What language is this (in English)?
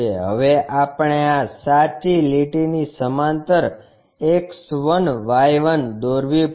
Gujarati